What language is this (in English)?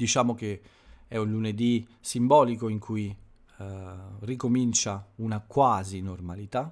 Italian